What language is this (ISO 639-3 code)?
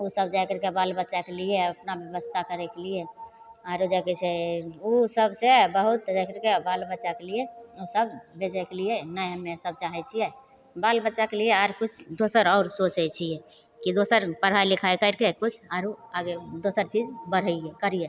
mai